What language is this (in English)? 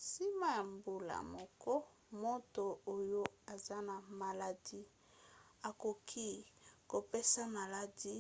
Lingala